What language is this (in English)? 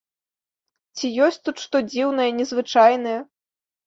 Belarusian